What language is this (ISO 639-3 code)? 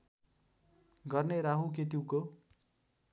nep